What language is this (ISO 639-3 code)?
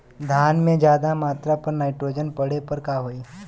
bho